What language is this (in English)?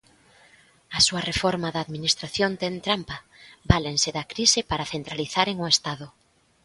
Galician